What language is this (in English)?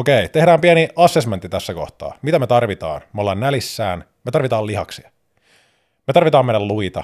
Finnish